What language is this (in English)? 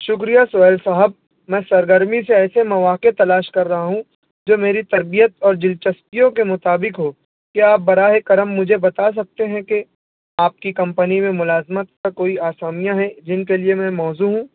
Urdu